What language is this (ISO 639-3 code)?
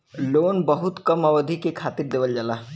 bho